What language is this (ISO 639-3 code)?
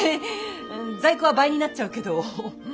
jpn